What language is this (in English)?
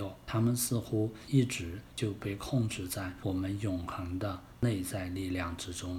Chinese